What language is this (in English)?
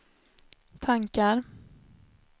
Swedish